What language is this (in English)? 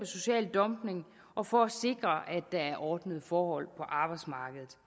Danish